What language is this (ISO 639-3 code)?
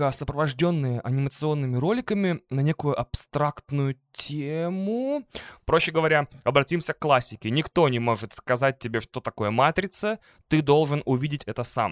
rus